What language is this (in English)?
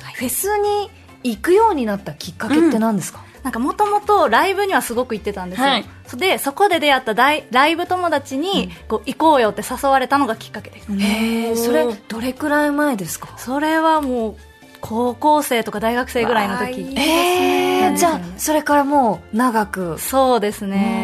Japanese